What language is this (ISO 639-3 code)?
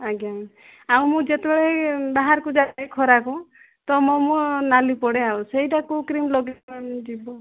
ori